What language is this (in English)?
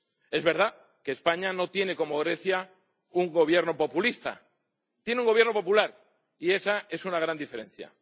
Spanish